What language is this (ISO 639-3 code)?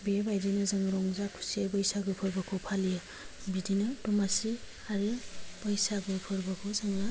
brx